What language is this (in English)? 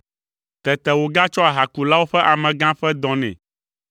Ewe